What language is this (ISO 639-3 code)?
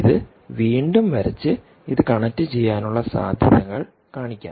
mal